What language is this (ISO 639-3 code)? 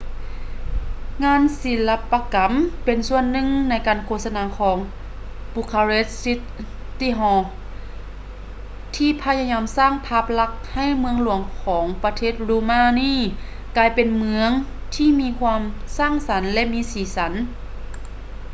lao